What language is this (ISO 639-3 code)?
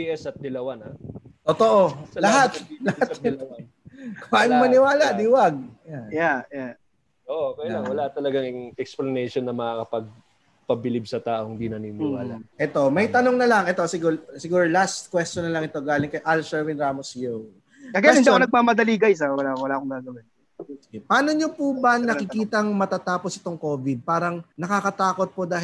fil